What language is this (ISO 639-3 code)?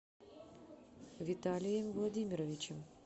rus